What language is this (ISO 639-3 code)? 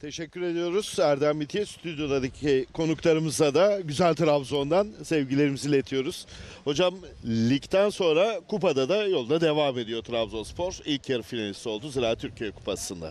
tur